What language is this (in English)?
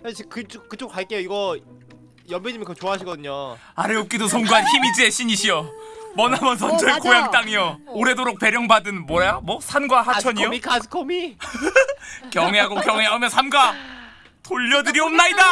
Korean